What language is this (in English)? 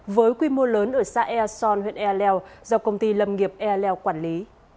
Vietnamese